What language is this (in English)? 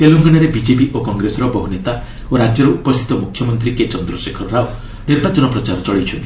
Odia